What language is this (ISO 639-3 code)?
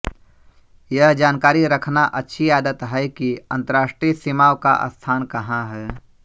hin